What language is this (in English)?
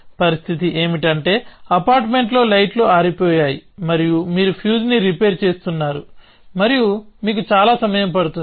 Telugu